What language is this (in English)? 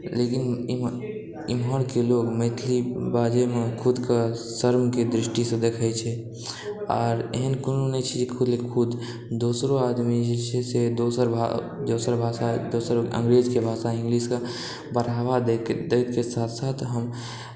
Maithili